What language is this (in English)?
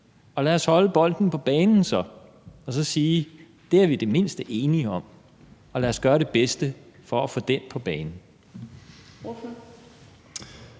Danish